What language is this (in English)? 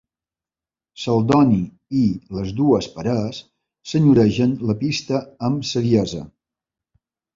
Catalan